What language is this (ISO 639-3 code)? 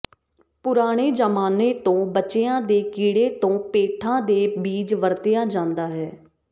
pan